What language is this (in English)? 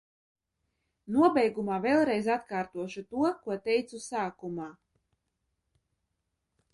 Latvian